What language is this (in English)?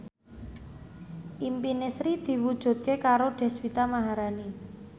Javanese